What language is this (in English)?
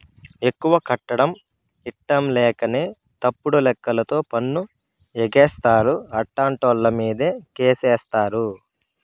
Telugu